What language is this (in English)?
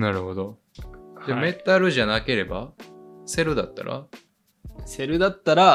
Japanese